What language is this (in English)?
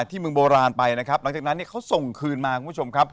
Thai